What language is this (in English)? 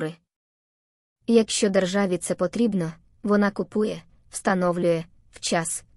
Ukrainian